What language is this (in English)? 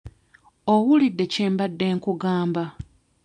Ganda